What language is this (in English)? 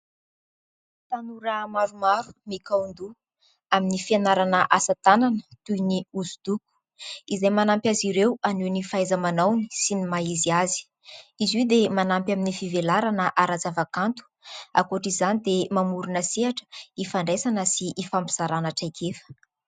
Malagasy